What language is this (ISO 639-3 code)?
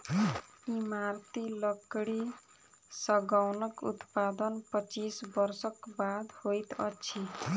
mai